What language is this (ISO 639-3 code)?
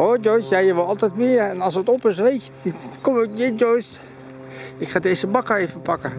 nld